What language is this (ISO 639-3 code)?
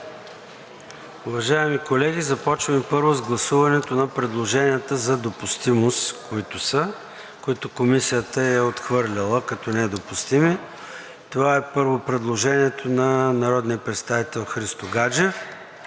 bul